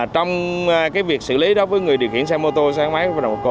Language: Vietnamese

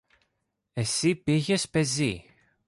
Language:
Greek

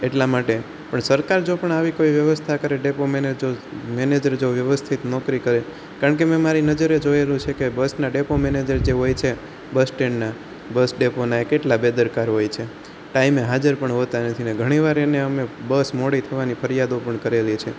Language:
Gujarati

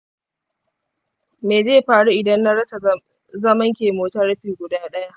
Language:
Hausa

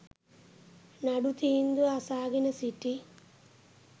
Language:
Sinhala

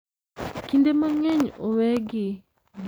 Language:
Luo (Kenya and Tanzania)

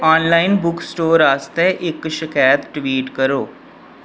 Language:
Dogri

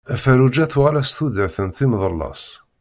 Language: Kabyle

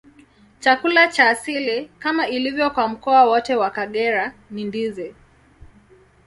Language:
Swahili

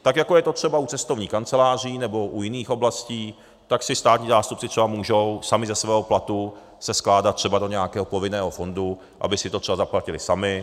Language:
Czech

